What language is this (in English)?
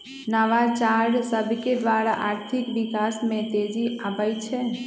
Magahi